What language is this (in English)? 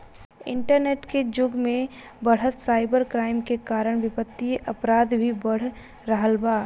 Bhojpuri